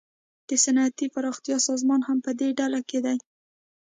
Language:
Pashto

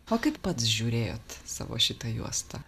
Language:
Lithuanian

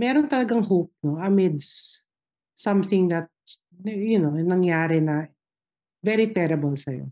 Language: Filipino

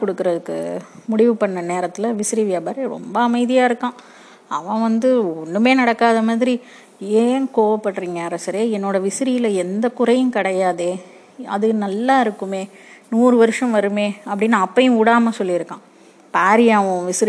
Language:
Tamil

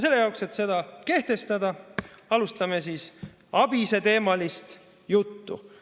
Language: Estonian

